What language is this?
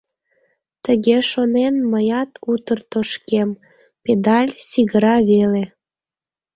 Mari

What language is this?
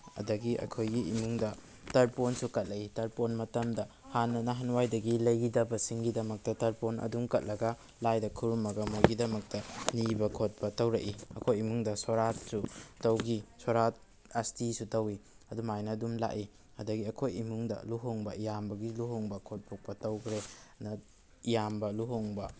Manipuri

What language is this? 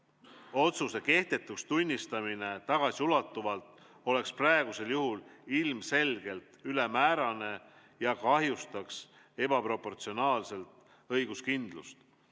Estonian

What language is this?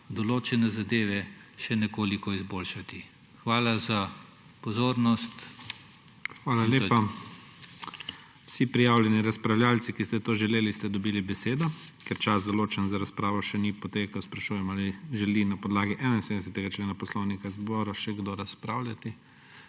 Slovenian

